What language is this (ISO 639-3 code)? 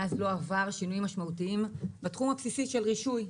heb